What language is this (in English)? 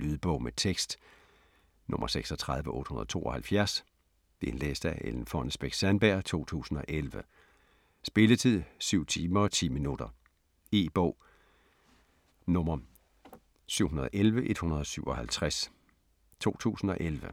Danish